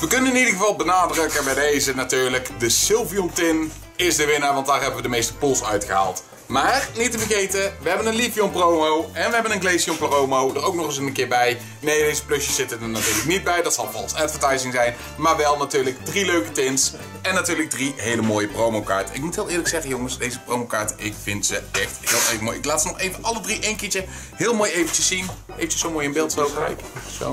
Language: Dutch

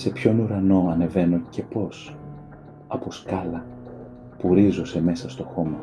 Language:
Greek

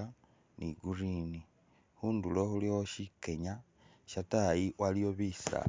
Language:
Masaaba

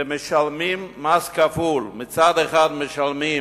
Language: Hebrew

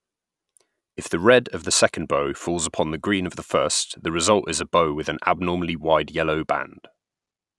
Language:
English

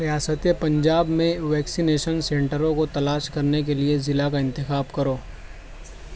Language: Urdu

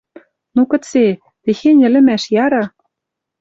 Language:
Western Mari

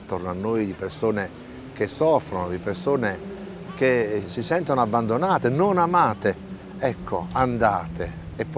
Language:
Italian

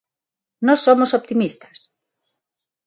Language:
Galician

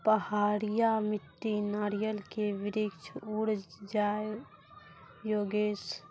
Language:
Maithili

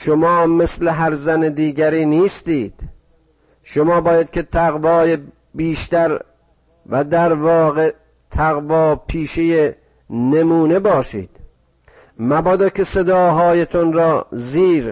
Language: Persian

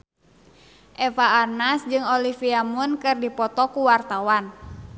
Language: Sundanese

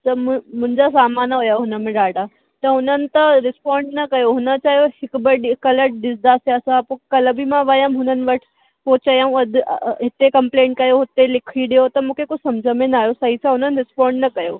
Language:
Sindhi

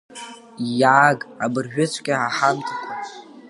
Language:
Abkhazian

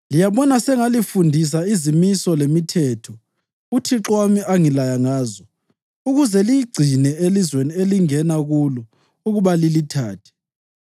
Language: North Ndebele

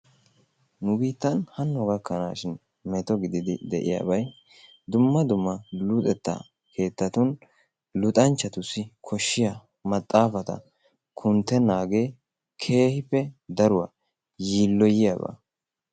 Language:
Wolaytta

